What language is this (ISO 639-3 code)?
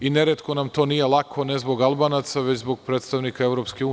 srp